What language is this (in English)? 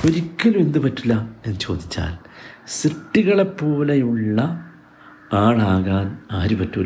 Malayalam